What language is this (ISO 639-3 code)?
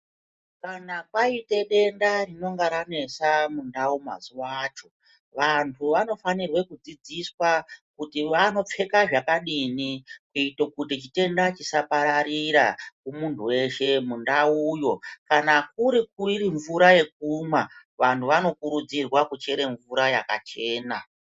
ndc